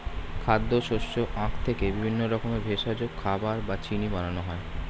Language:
Bangla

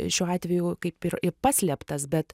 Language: Lithuanian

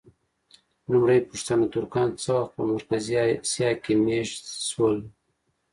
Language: Pashto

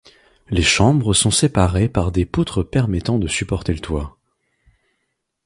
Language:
French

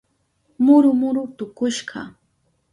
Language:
Southern Pastaza Quechua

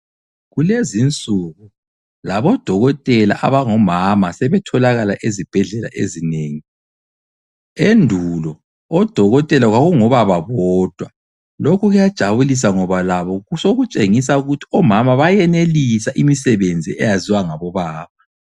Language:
North Ndebele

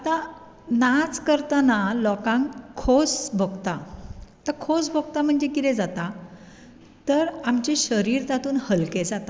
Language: Konkani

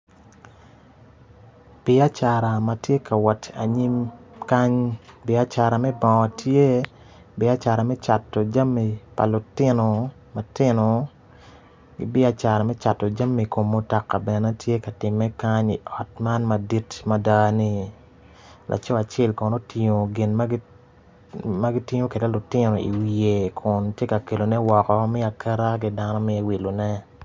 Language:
Acoli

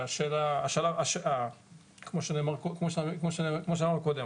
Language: Hebrew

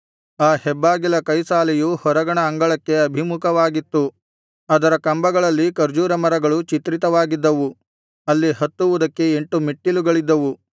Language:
Kannada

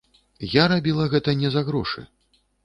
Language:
Belarusian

